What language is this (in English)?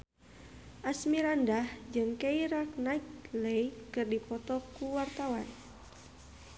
Sundanese